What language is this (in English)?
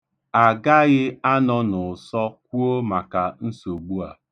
Igbo